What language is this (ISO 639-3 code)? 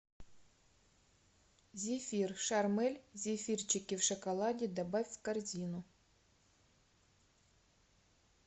rus